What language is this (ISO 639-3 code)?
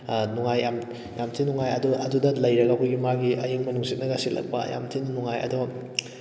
mni